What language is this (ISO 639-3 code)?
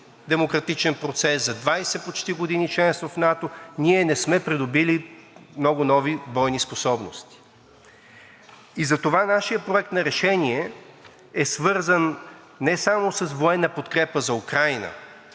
bul